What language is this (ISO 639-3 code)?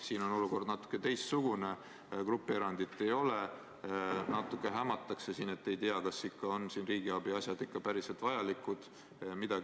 est